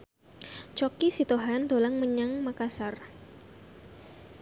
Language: Javanese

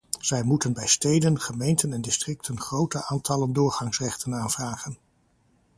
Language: Dutch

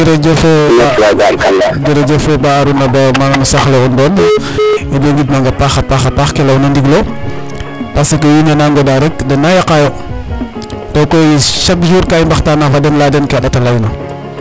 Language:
Serer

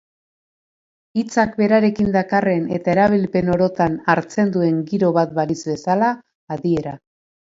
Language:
Basque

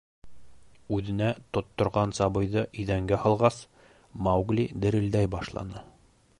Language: Bashkir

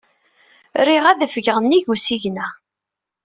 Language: Kabyle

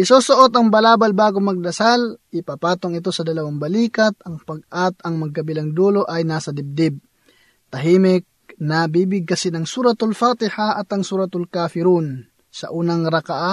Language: Filipino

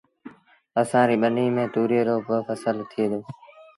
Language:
Sindhi Bhil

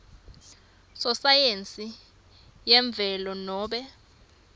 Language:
Swati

